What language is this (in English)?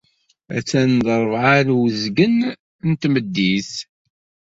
Kabyle